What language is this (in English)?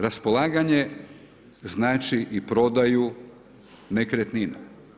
Croatian